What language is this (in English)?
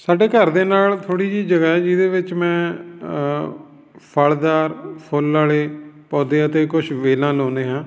Punjabi